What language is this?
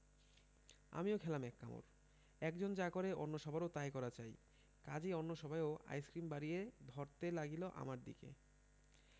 Bangla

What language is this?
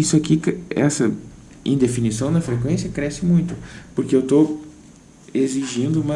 Portuguese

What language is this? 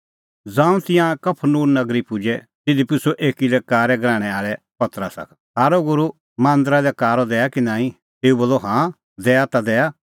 Kullu Pahari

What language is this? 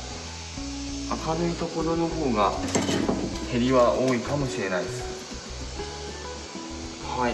Japanese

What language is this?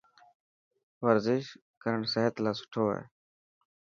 Dhatki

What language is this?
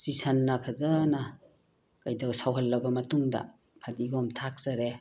Manipuri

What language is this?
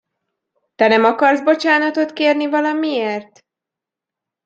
Hungarian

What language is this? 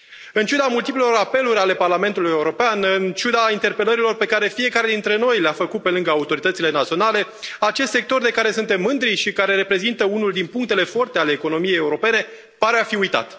Romanian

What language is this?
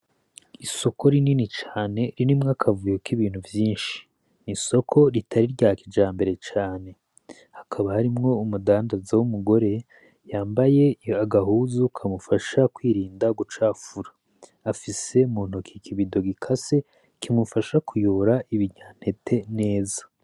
Rundi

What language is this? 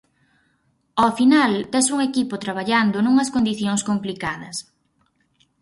Galician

